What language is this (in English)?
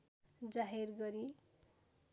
Nepali